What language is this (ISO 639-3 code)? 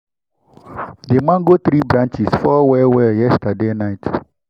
pcm